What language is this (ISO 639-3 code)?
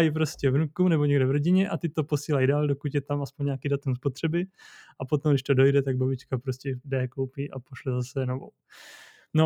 ces